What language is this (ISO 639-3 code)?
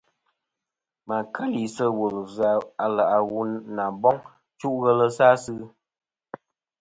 bkm